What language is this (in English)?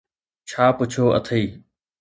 Sindhi